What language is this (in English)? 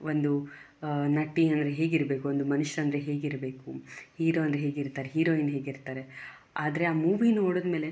Kannada